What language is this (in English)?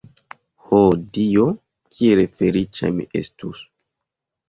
Esperanto